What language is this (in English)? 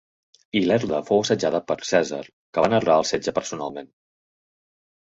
Catalan